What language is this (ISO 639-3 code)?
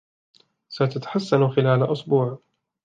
ara